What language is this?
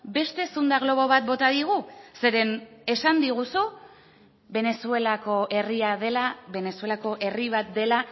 Basque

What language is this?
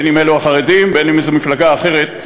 Hebrew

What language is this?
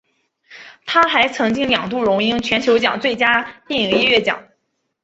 Chinese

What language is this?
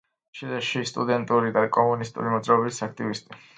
Georgian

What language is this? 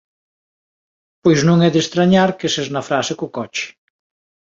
Galician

